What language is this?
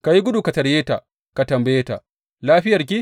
Hausa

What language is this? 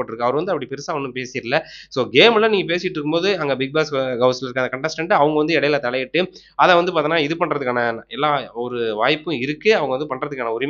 Tamil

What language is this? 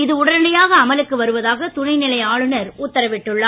Tamil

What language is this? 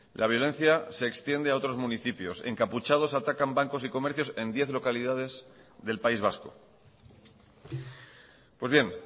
Spanish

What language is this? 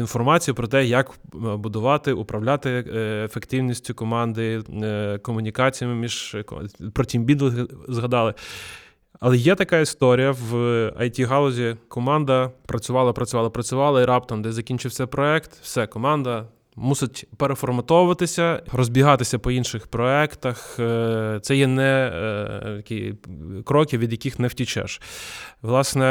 Ukrainian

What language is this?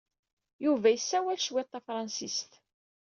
Kabyle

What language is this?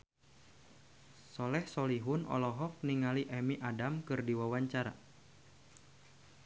Sundanese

